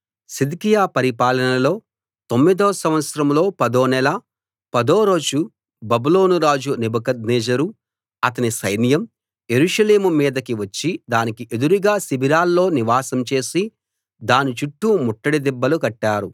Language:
Telugu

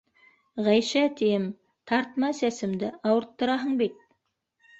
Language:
Bashkir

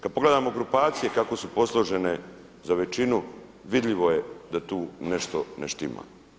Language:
Croatian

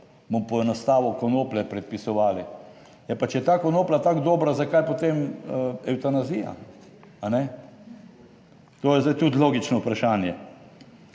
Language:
Slovenian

